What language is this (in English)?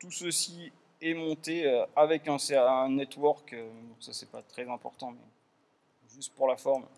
French